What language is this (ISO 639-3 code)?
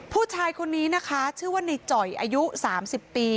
tha